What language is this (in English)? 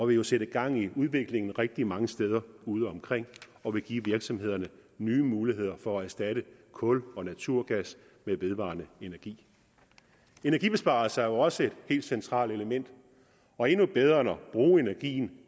Danish